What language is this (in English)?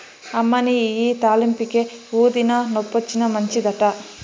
Telugu